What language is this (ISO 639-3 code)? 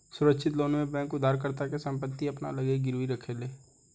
bho